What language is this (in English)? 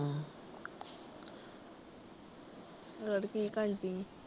Punjabi